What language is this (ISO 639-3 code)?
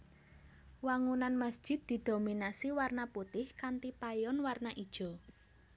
jav